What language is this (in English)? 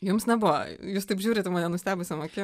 Lithuanian